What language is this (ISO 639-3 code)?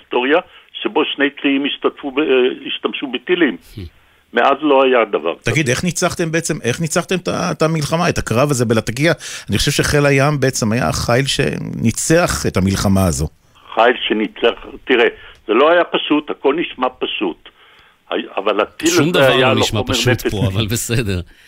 heb